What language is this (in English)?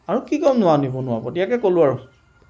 Assamese